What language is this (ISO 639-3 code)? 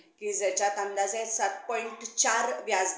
mar